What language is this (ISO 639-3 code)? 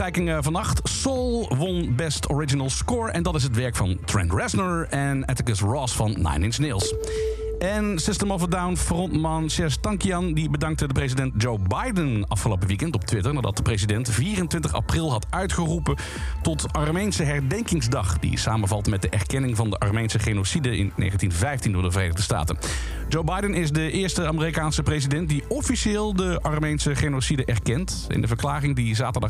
nld